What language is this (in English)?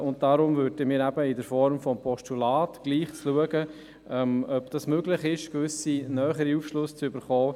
Swiss German